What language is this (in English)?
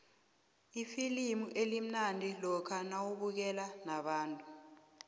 South Ndebele